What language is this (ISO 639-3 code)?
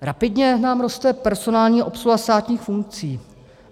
ces